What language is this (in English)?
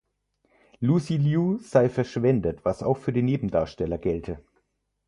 German